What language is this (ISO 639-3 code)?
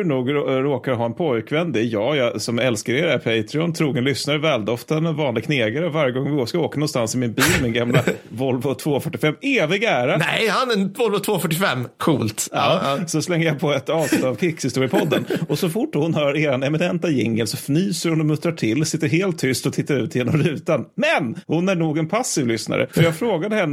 swe